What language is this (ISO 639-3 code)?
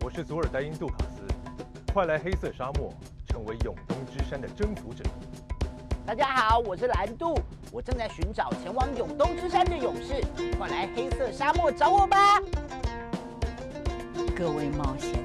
kor